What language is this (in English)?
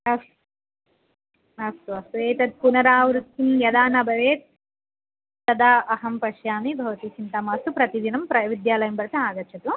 Sanskrit